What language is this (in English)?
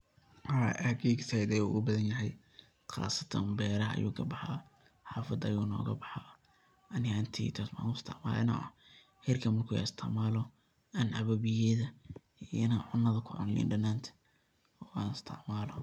Somali